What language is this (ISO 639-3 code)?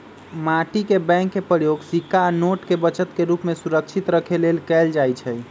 mag